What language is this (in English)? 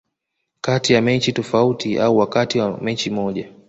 Swahili